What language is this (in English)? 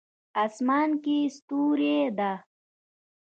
Pashto